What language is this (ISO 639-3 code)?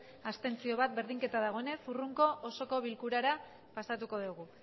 eus